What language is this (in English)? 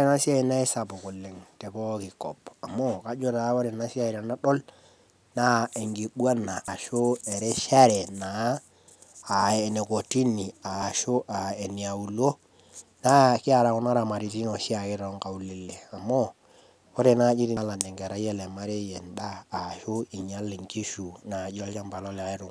Masai